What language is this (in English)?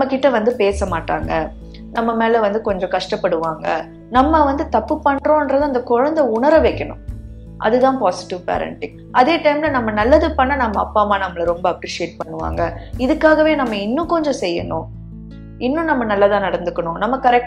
Tamil